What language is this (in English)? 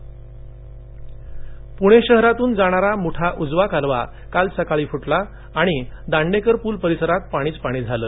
Marathi